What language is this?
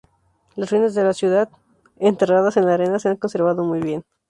Spanish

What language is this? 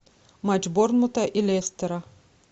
Russian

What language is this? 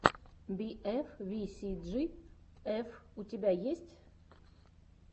Russian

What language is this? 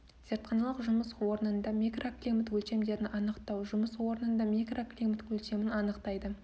Kazakh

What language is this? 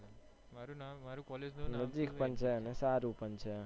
Gujarati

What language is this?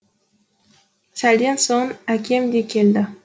Kazakh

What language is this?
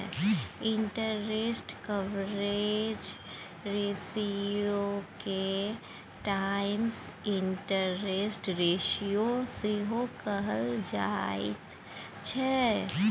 Maithili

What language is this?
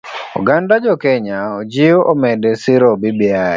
Luo (Kenya and Tanzania)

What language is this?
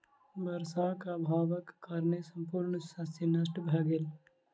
Maithili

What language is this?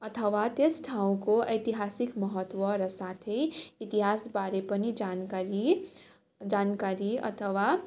Nepali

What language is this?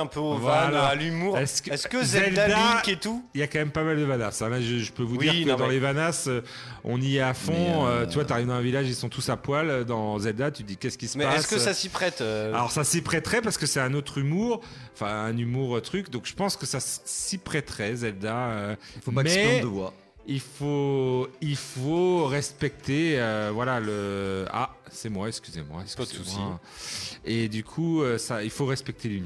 French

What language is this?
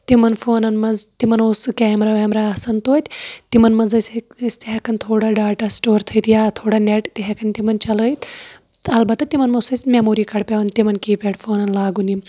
Kashmiri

